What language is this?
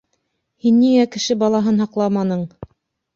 Bashkir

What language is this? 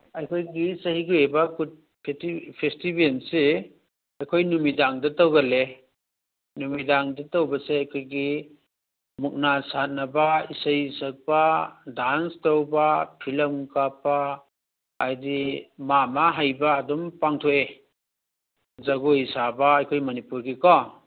Manipuri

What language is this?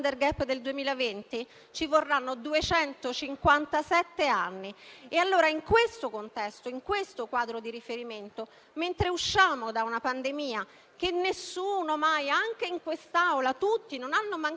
Italian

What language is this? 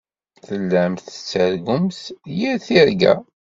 Kabyle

